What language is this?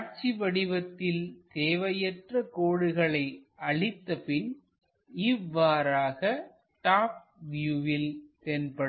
Tamil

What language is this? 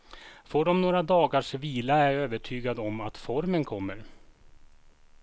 Swedish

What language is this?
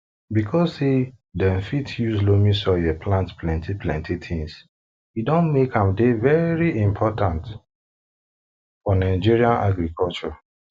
Nigerian Pidgin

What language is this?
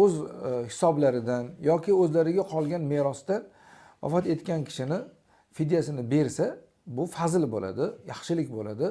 Turkish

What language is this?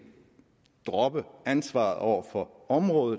Danish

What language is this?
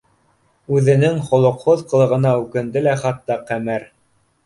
Bashkir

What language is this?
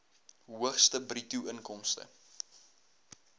Afrikaans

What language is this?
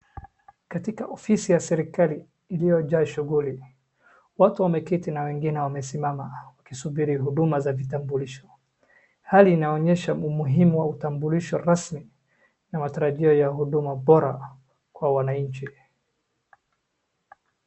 Swahili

